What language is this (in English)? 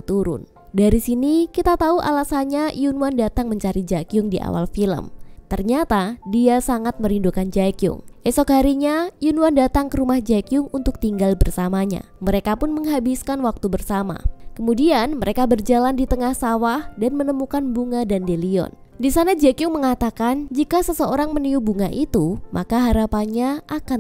Indonesian